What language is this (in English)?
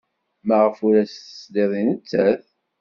Kabyle